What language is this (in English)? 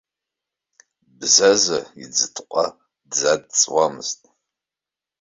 Abkhazian